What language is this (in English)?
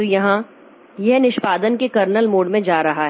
Hindi